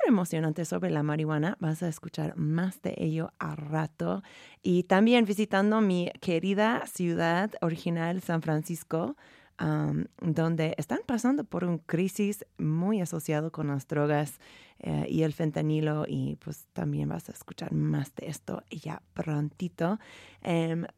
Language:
Spanish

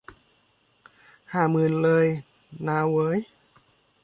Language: Thai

